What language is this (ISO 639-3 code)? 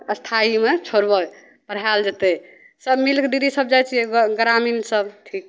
mai